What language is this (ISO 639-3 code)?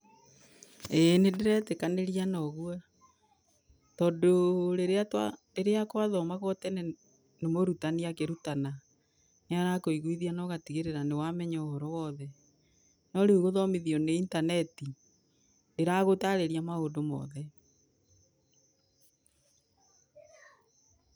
kik